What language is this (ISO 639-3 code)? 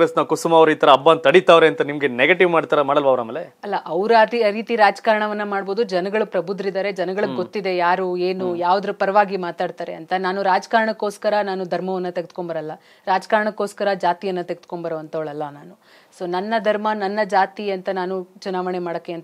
ara